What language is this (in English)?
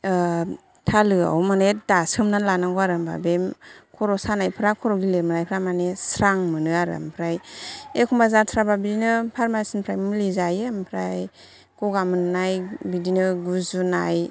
Bodo